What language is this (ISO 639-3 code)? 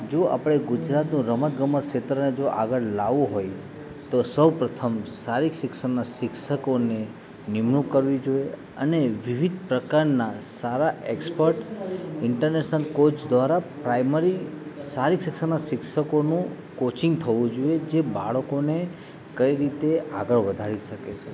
guj